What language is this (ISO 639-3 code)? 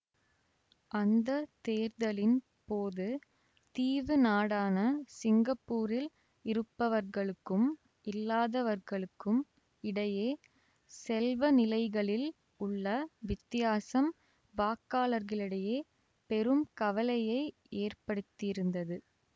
tam